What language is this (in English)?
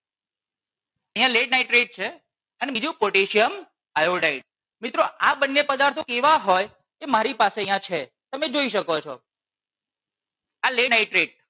Gujarati